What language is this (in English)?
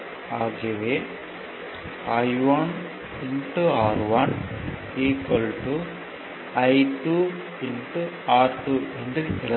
Tamil